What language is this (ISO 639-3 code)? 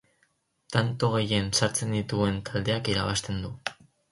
eus